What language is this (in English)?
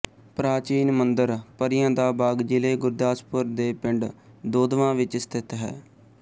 Punjabi